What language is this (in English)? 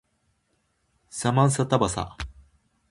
Japanese